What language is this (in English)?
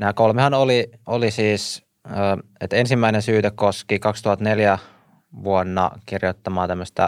Finnish